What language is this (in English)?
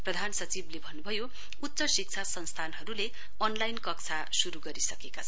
Nepali